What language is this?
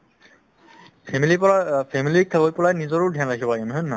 Assamese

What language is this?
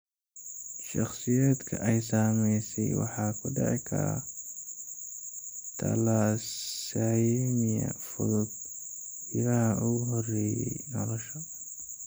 Somali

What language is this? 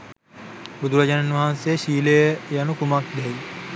Sinhala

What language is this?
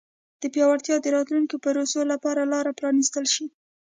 Pashto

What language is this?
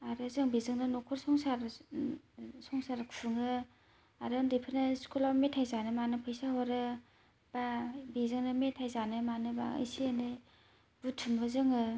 Bodo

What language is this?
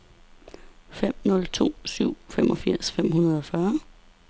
Danish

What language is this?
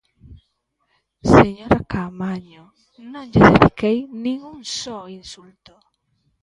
Galician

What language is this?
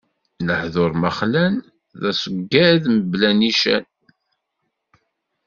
Kabyle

